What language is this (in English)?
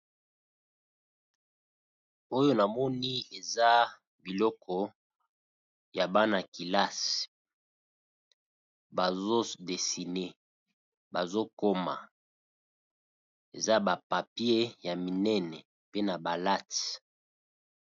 Lingala